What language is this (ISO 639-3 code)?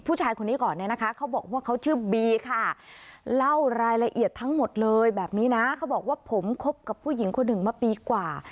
tha